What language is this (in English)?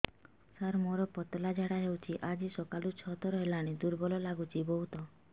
Odia